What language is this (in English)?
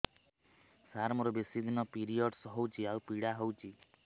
Odia